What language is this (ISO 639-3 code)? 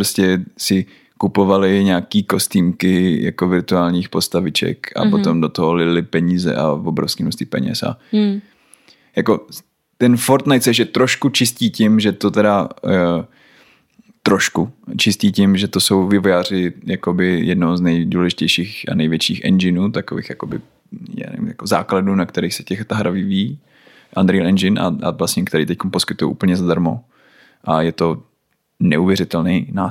ces